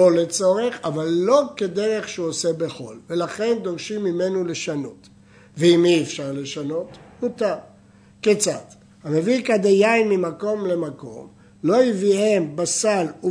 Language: Hebrew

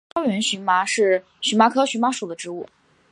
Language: Chinese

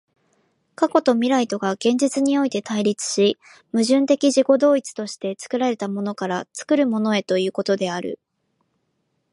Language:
Japanese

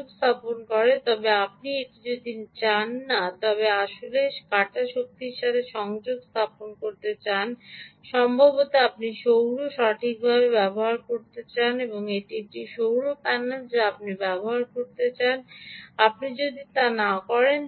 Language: Bangla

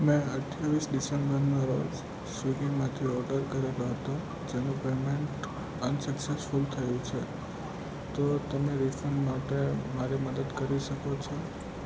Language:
Gujarati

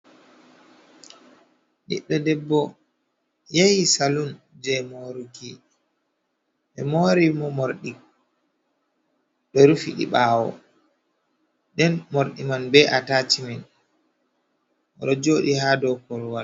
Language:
Fula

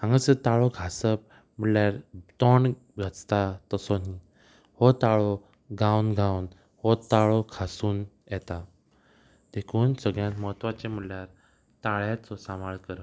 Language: Konkani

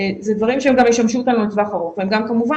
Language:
Hebrew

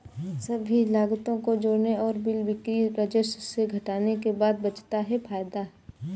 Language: Hindi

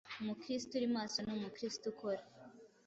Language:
Kinyarwanda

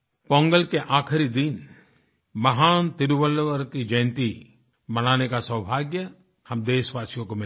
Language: Hindi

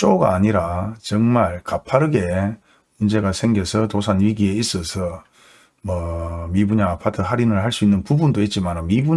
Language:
Korean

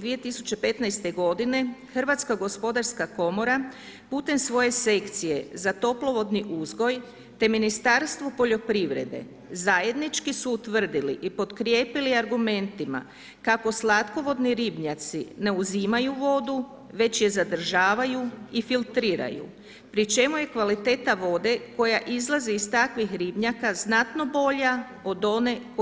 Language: Croatian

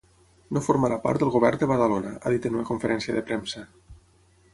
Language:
Catalan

